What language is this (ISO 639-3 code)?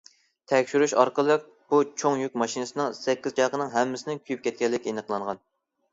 uig